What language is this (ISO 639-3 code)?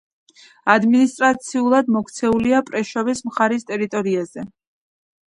kat